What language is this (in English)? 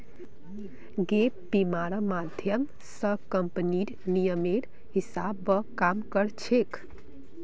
Magahi